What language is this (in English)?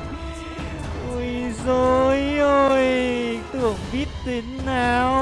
Vietnamese